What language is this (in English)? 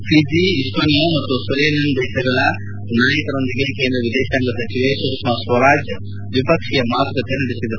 Kannada